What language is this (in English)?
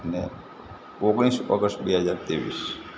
Gujarati